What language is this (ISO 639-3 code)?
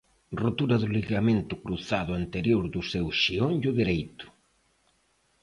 glg